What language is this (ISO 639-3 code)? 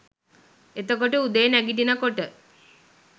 sin